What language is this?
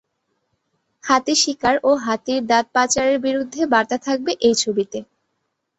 Bangla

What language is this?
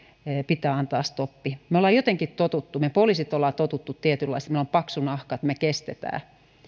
Finnish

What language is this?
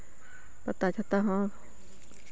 Santali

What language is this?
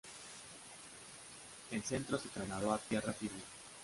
Spanish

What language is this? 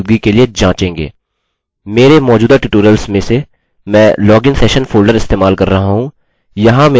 Hindi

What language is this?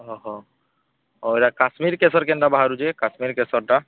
Odia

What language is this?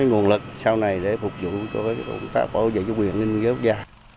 Vietnamese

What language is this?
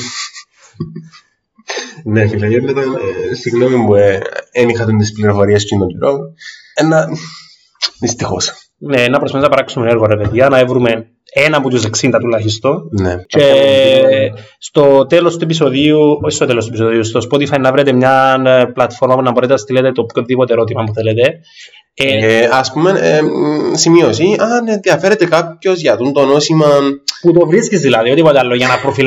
Greek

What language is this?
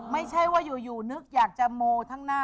Thai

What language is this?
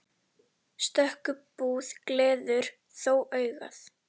Icelandic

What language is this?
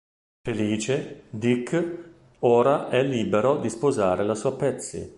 Italian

